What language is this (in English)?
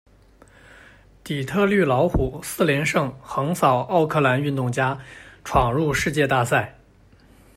Chinese